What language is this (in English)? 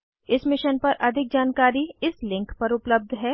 Hindi